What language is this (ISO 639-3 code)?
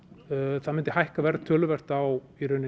isl